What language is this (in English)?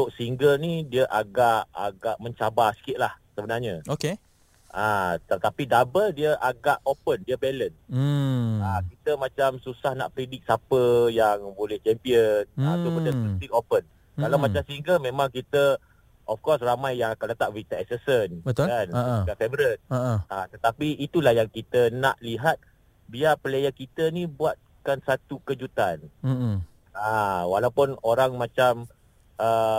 Malay